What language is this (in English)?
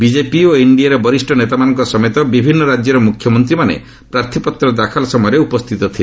Odia